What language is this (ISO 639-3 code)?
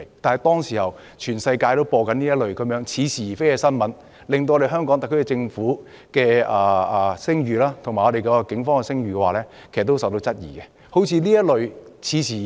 yue